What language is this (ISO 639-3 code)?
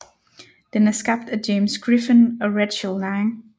dan